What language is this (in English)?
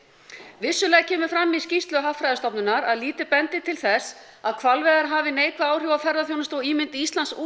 Icelandic